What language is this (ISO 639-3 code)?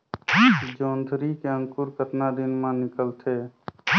hne